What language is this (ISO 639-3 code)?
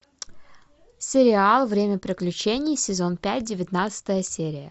rus